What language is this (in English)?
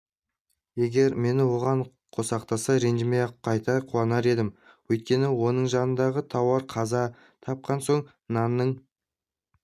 Kazakh